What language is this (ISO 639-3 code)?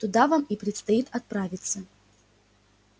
rus